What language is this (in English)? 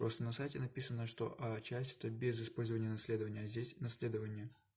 Russian